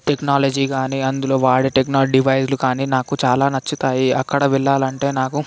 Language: Telugu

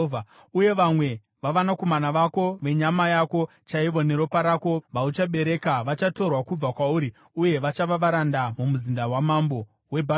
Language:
Shona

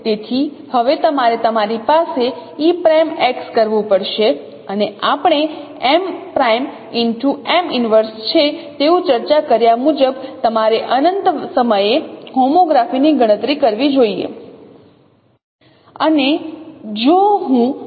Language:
Gujarati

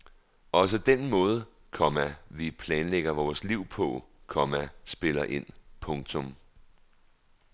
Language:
Danish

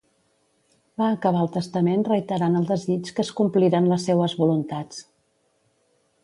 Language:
Catalan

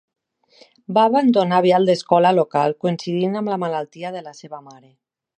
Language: Catalan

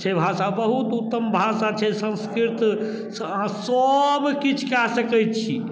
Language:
Maithili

